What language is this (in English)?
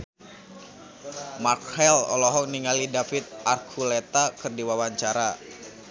Sundanese